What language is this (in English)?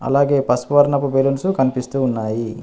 Telugu